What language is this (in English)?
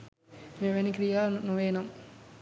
Sinhala